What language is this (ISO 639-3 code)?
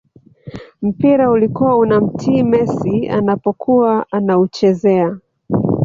swa